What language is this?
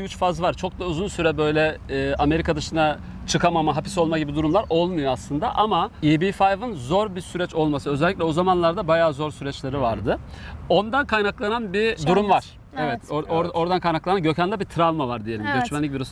Turkish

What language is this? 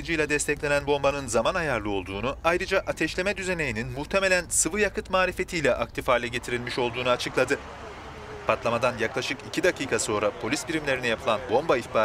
Turkish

